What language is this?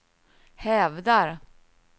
Swedish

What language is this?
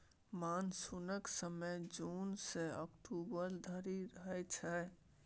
Maithili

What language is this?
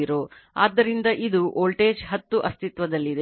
Kannada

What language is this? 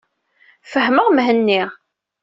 Kabyle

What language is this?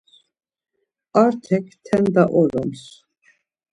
Laz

